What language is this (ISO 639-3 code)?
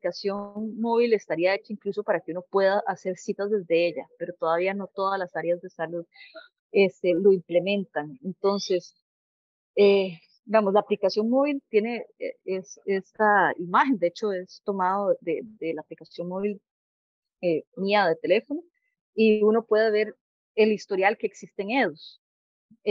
spa